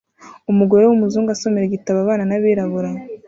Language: Kinyarwanda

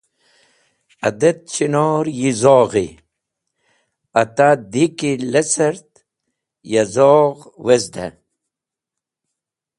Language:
Wakhi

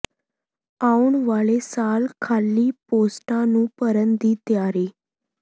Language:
Punjabi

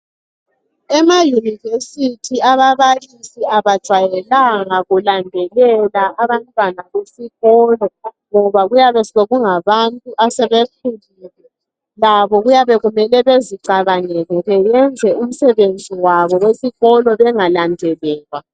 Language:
North Ndebele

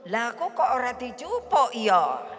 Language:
Indonesian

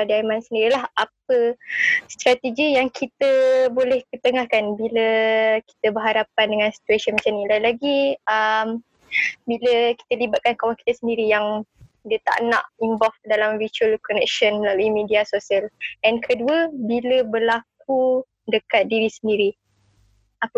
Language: Malay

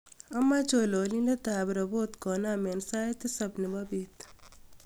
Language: Kalenjin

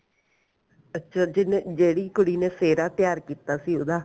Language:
Punjabi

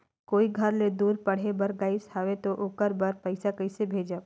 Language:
Chhattisgarhi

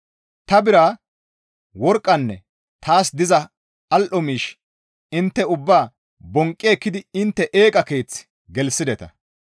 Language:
Gamo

